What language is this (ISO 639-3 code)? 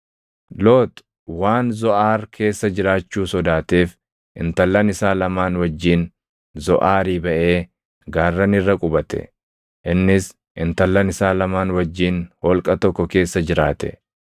orm